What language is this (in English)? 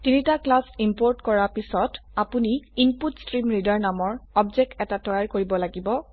Assamese